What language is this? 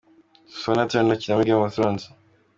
Kinyarwanda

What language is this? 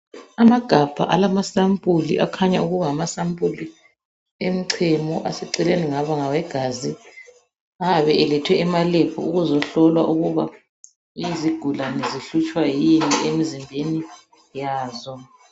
North Ndebele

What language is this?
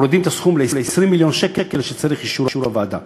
Hebrew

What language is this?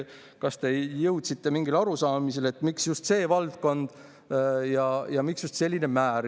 Estonian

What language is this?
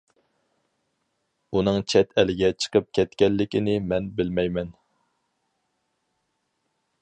Uyghur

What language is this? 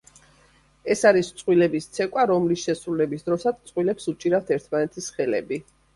Georgian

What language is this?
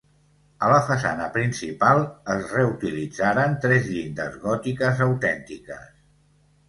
Catalan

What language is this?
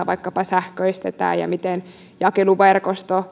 Finnish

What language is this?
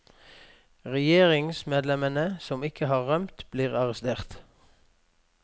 Norwegian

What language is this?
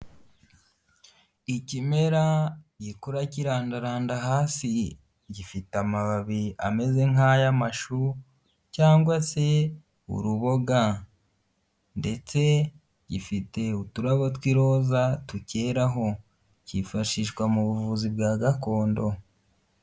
Kinyarwanda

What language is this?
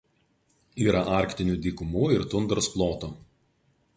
Lithuanian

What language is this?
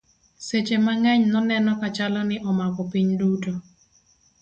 Luo (Kenya and Tanzania)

